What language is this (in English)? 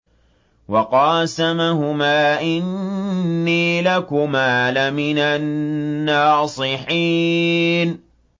Arabic